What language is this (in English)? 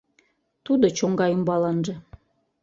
Mari